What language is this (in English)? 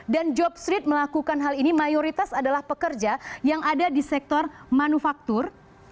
Indonesian